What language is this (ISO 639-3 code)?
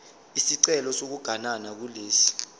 zul